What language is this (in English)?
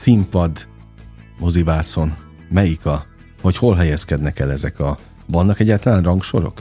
Hungarian